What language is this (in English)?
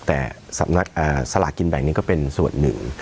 Thai